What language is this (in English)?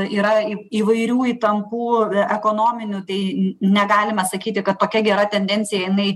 Lithuanian